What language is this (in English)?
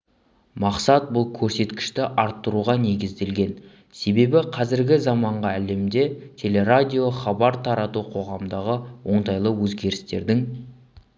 Kazakh